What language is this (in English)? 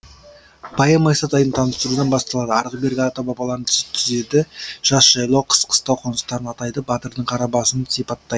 Kazakh